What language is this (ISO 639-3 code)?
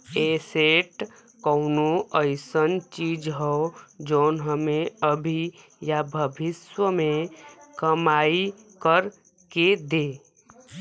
bho